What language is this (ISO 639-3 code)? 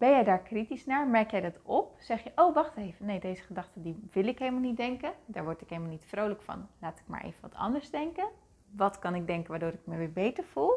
nld